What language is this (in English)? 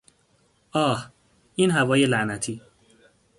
Persian